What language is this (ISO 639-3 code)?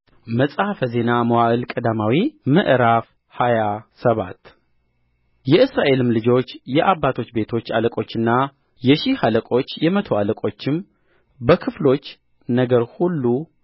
amh